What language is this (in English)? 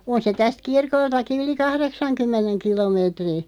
Finnish